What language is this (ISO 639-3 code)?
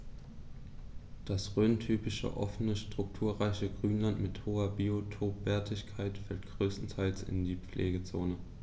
deu